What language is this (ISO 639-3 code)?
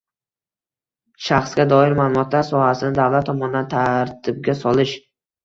uzb